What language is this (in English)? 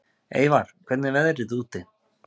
Icelandic